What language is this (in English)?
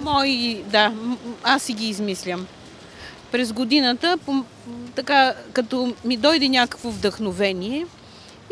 Bulgarian